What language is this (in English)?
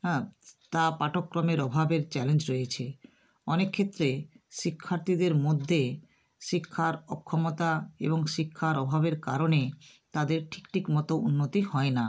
Bangla